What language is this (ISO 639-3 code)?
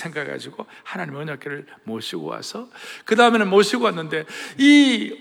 kor